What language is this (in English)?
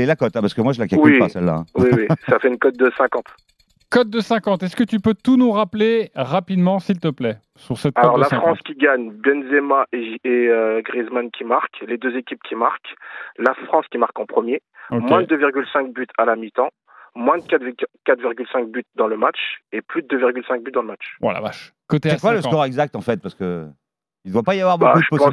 French